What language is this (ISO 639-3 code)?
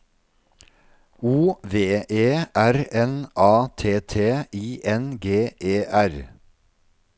nor